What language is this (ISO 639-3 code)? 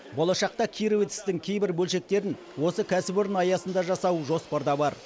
kaz